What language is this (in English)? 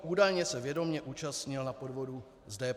Czech